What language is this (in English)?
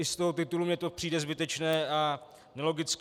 Czech